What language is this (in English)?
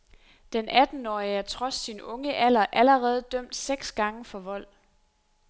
Danish